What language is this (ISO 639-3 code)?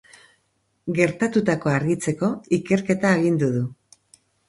eus